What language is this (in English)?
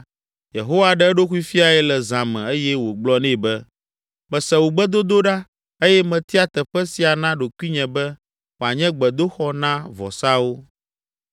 Ewe